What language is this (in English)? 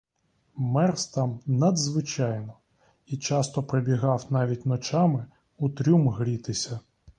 Ukrainian